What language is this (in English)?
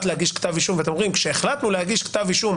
Hebrew